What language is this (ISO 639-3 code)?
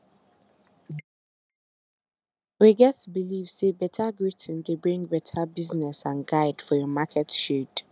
pcm